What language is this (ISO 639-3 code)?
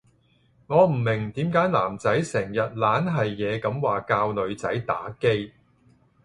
yue